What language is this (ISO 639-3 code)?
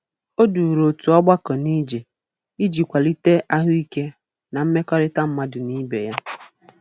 ibo